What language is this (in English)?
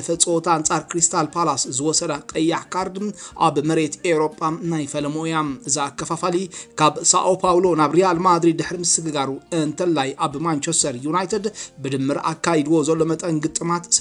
Arabic